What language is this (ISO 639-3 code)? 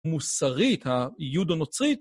heb